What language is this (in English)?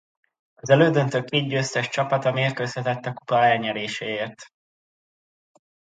Hungarian